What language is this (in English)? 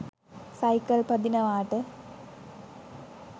Sinhala